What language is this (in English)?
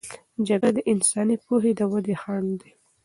Pashto